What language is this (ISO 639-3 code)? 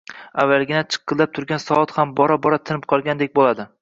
uzb